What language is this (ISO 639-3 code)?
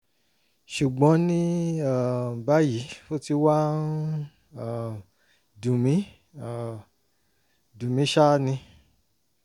yor